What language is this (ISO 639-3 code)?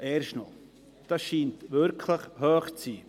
gsw